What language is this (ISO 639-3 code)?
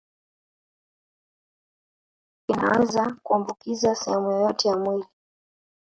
swa